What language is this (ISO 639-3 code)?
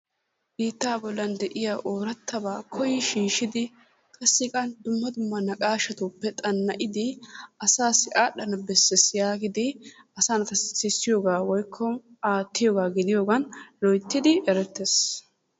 wal